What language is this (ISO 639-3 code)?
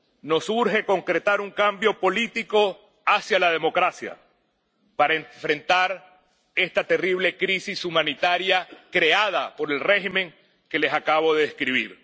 spa